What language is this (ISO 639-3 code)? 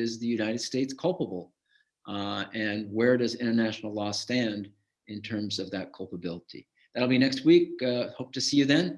eng